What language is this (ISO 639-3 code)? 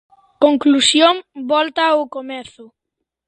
glg